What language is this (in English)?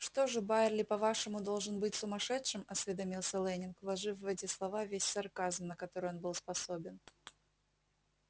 Russian